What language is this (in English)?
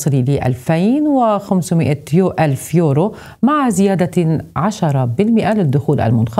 Arabic